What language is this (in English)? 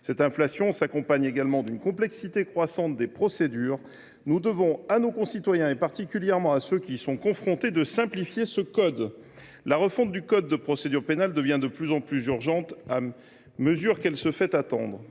French